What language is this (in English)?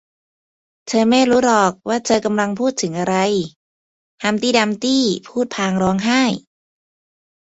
Thai